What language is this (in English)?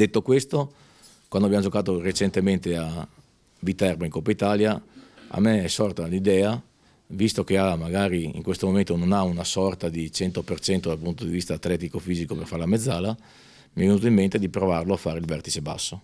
Italian